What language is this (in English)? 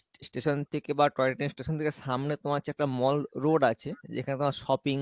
Bangla